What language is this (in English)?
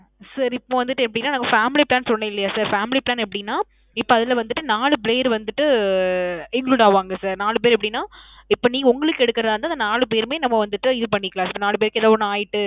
Tamil